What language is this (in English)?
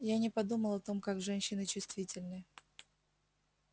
Russian